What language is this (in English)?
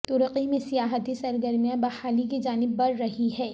Urdu